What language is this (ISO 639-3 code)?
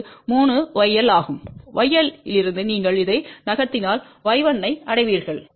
tam